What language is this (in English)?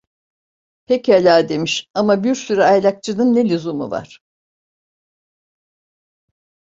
Turkish